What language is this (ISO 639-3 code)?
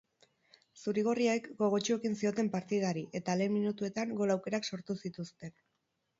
eus